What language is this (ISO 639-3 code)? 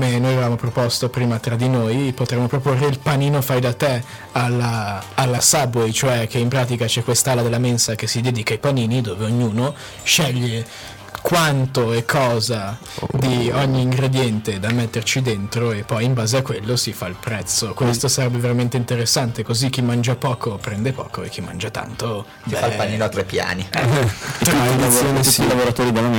ita